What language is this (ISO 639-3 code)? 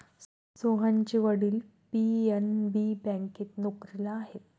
mar